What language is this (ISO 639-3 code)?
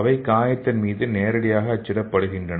tam